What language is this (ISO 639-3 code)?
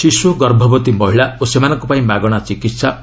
ori